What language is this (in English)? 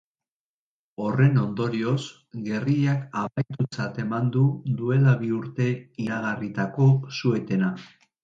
Basque